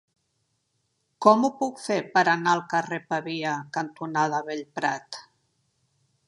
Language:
Catalan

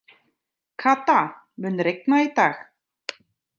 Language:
Icelandic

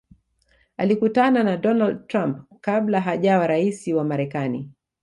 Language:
Swahili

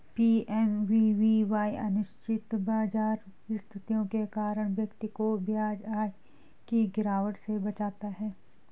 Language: Hindi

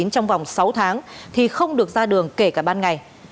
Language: Vietnamese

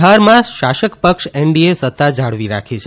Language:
Gujarati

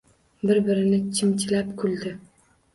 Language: Uzbek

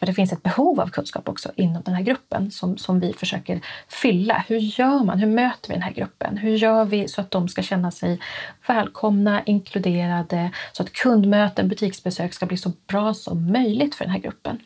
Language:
Swedish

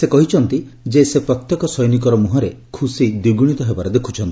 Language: Odia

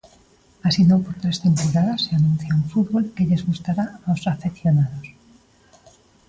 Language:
Galician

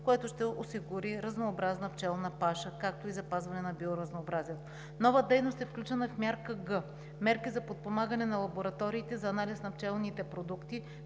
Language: Bulgarian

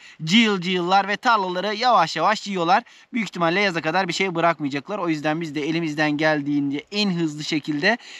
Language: Turkish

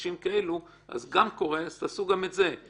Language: Hebrew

